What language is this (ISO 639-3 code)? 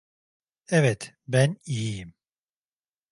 tur